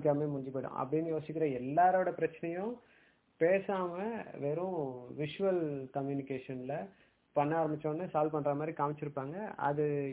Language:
Tamil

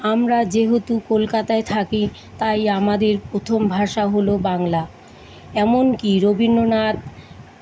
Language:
Bangla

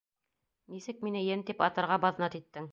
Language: Bashkir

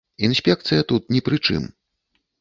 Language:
Belarusian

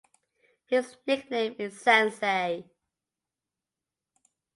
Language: English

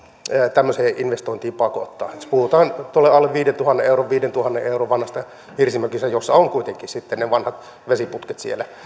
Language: Finnish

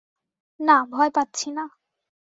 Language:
Bangla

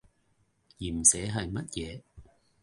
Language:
Cantonese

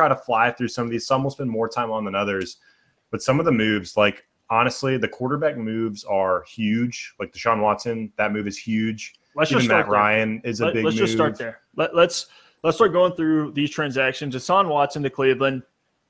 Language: English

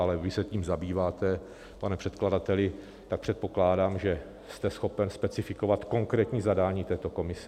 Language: Czech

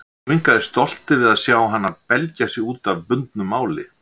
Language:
Icelandic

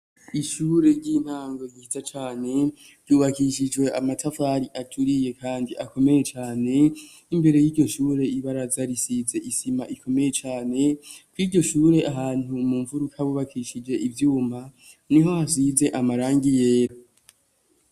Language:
Rundi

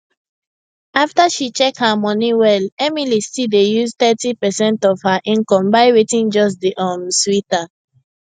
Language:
Nigerian Pidgin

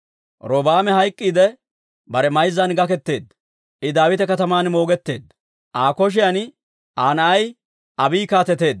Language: Dawro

